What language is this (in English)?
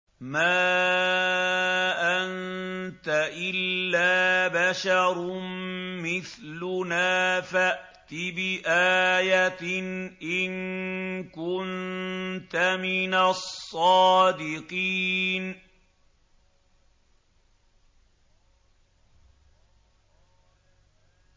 Arabic